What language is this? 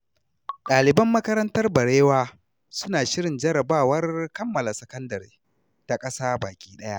Hausa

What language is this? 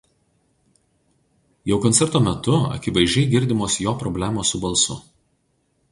Lithuanian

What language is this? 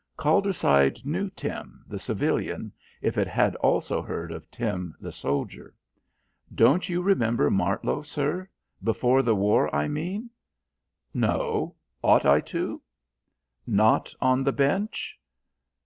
English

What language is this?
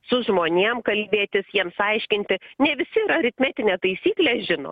Lithuanian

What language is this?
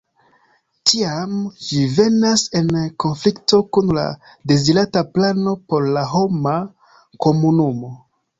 Esperanto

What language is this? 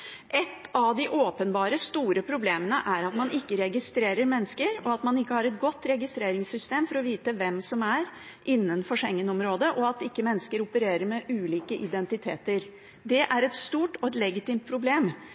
Norwegian Bokmål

